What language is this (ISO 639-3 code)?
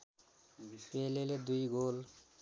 nep